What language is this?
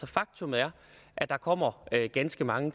Danish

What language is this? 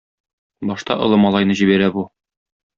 Tatar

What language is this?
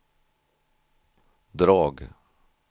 Swedish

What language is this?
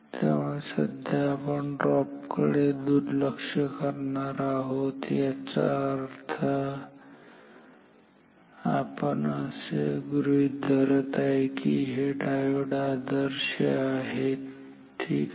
Marathi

